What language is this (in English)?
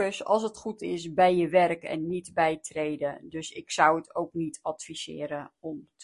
Dutch